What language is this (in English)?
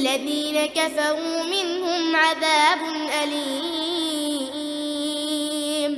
Arabic